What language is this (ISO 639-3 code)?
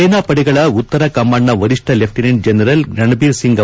kan